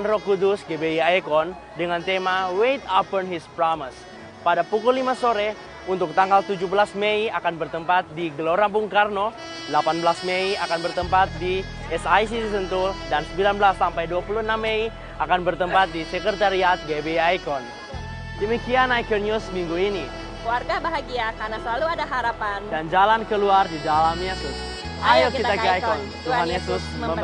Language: Indonesian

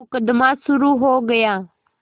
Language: Hindi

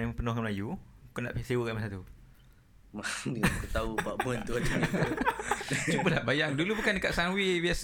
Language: Malay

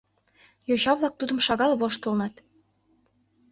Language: Mari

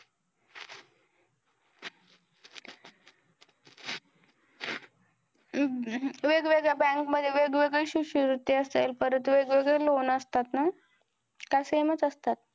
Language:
Marathi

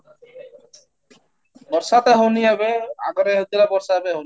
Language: Odia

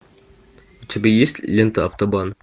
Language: Russian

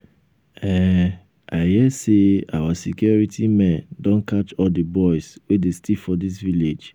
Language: Nigerian Pidgin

